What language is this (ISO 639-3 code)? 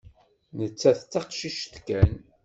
kab